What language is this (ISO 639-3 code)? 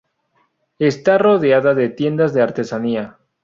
spa